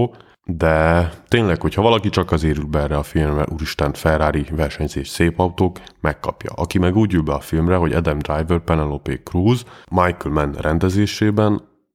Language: Hungarian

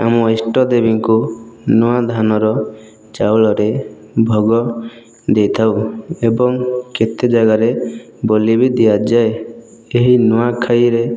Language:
Odia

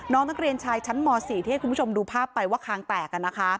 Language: Thai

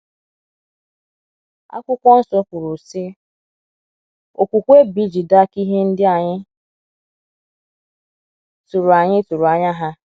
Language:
Igbo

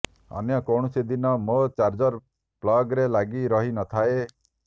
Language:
Odia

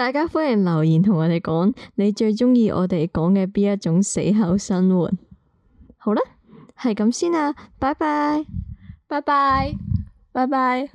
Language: Chinese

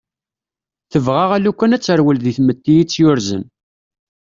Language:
Kabyle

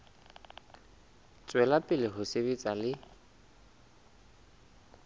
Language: Southern Sotho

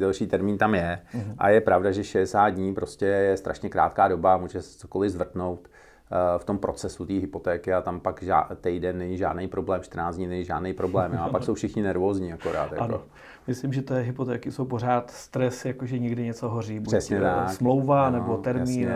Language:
Czech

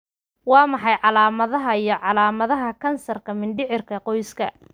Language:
Somali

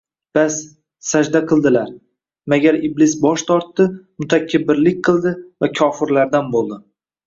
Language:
Uzbek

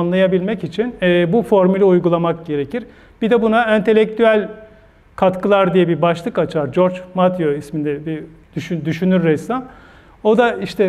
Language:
Turkish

